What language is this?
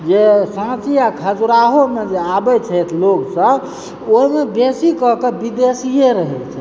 Maithili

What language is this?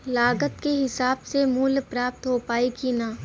Bhojpuri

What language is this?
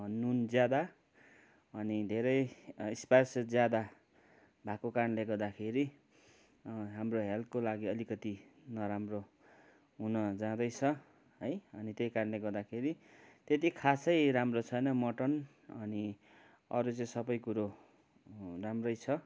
Nepali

